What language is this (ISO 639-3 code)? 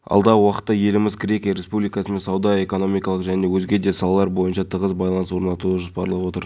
kaz